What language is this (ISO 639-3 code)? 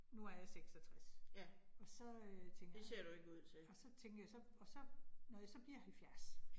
dan